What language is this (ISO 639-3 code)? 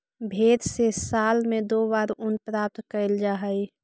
mag